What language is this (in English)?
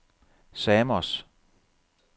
Danish